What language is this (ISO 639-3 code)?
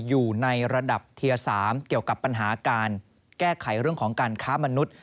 tha